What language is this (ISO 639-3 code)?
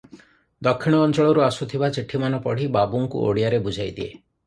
ori